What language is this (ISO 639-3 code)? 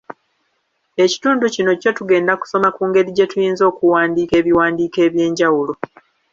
lug